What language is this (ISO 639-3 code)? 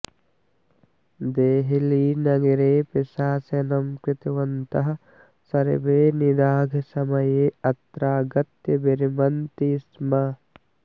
san